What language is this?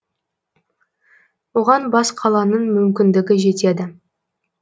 Kazakh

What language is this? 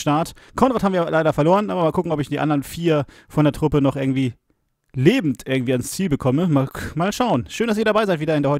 German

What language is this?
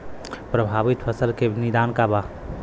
Bhojpuri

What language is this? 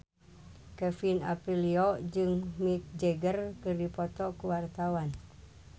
Sundanese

